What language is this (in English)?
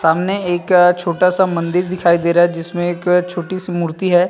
Hindi